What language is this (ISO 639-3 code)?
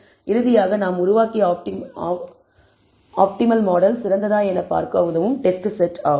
tam